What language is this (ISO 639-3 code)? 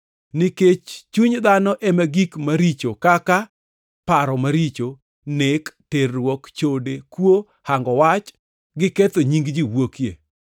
luo